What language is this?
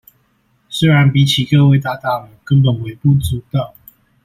Chinese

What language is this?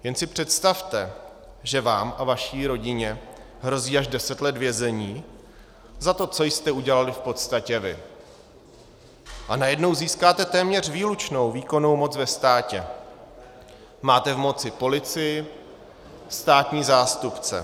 Czech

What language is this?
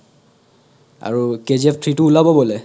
Assamese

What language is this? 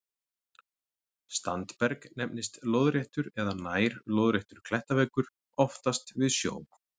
Icelandic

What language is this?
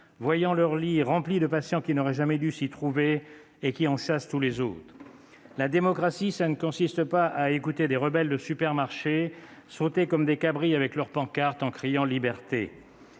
French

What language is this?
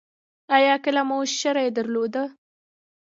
Pashto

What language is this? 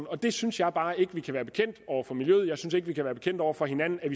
Danish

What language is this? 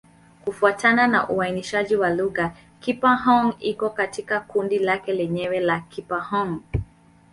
Swahili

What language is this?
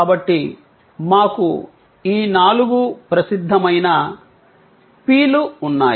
Telugu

